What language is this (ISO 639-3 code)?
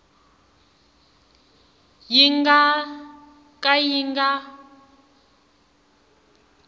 tso